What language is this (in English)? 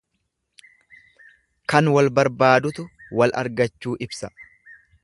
Oromo